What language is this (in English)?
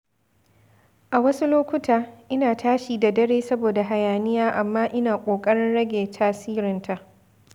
Hausa